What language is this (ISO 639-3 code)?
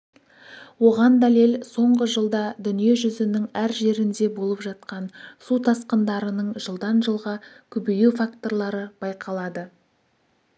kaz